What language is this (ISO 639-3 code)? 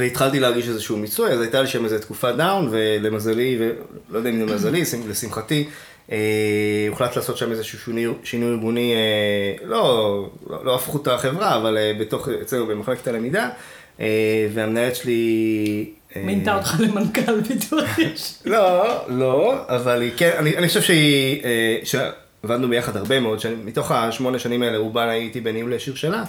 heb